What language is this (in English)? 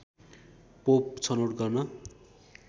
Nepali